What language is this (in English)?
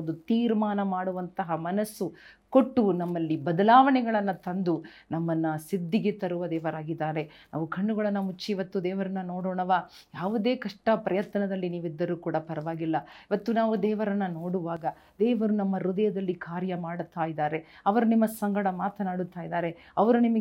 Kannada